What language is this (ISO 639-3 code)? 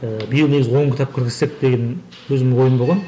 kaz